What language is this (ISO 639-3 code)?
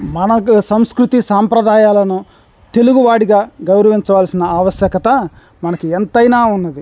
tel